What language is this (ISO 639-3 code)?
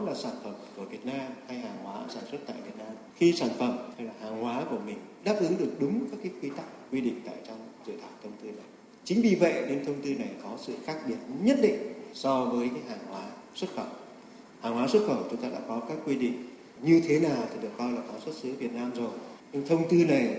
vie